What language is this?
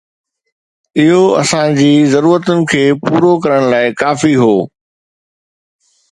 Sindhi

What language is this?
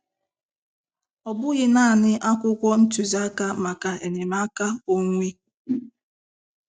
Igbo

